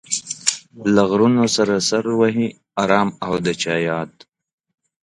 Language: Pashto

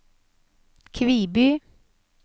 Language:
Norwegian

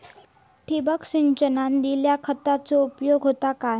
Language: Marathi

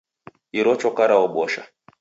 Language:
Taita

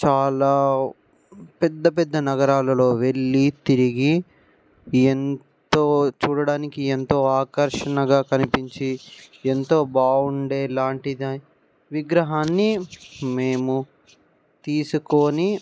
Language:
Telugu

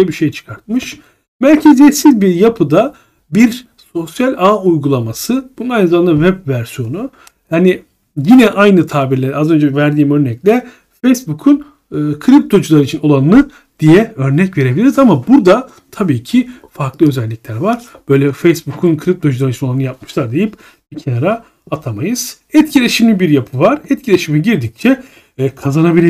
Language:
Turkish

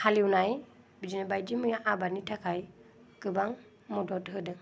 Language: Bodo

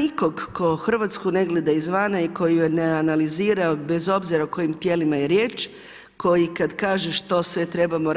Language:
Croatian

